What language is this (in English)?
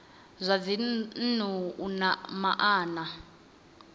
Venda